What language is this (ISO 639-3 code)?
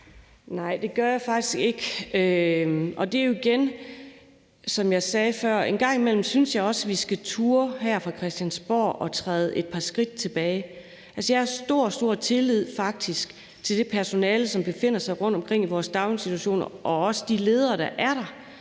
dan